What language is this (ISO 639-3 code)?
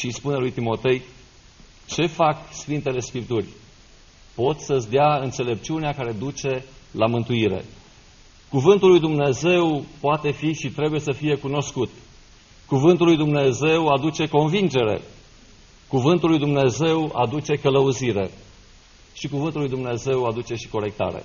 ron